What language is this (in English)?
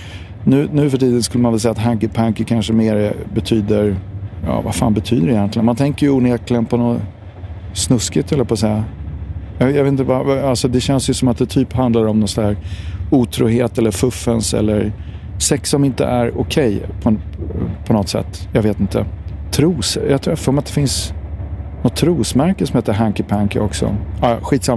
Swedish